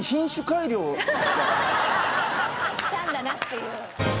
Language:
Japanese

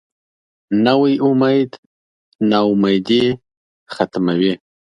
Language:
Pashto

